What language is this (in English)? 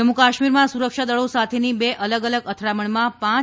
Gujarati